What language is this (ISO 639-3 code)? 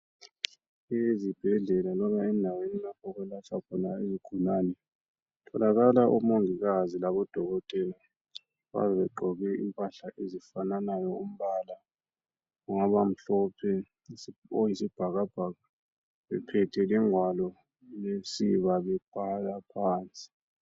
nde